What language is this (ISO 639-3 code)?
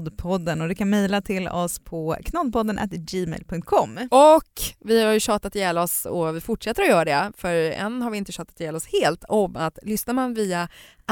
swe